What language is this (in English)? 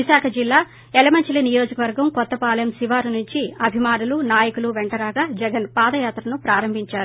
Telugu